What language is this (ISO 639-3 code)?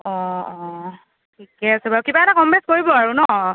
asm